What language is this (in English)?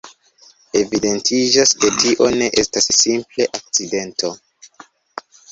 Esperanto